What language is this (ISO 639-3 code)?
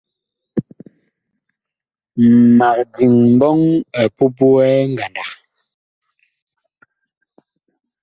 bkh